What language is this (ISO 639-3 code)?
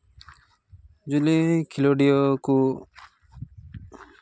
sat